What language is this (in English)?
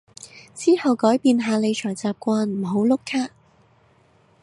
Cantonese